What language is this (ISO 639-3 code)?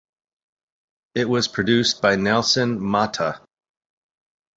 eng